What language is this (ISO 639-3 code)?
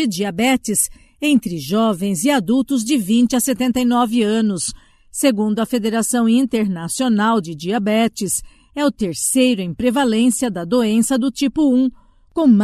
por